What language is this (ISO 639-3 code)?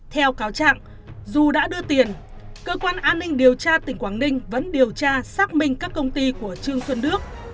vie